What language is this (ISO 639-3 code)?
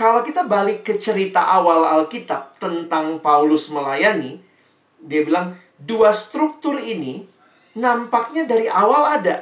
ind